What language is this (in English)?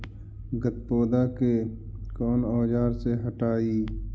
Magahi